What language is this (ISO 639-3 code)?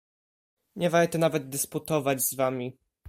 pol